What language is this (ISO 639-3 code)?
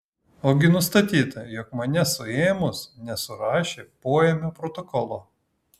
lit